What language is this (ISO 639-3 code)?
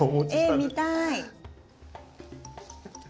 jpn